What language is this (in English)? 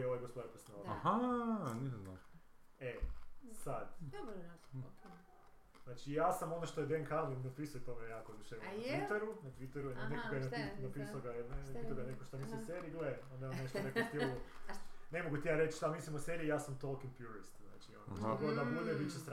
Croatian